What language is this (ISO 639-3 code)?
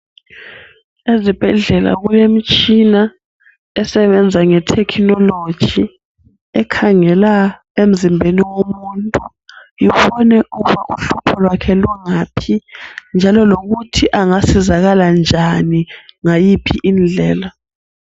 nde